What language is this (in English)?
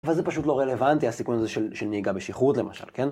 Hebrew